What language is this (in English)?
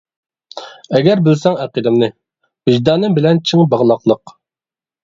Uyghur